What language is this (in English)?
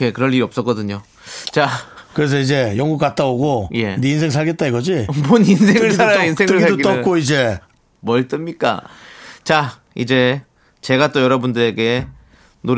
Korean